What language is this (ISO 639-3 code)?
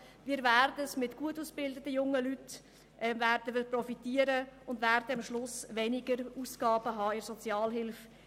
gsw